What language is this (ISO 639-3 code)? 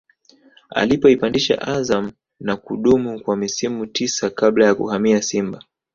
swa